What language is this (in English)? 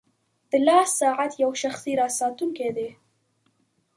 Pashto